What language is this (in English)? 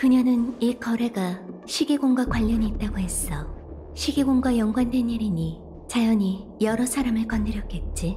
Korean